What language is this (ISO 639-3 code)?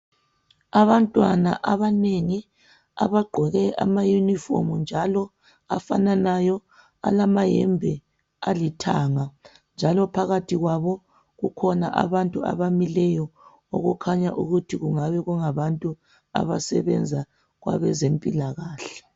nde